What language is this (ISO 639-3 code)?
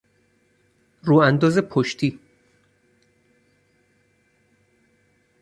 fas